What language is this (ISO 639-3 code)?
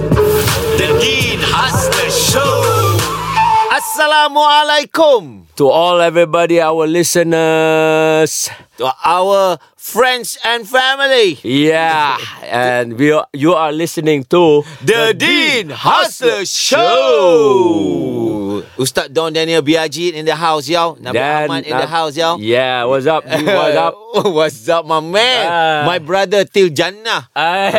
msa